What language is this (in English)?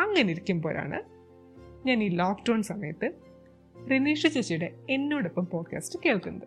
Malayalam